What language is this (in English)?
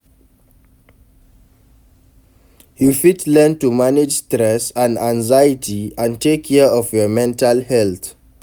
Nigerian Pidgin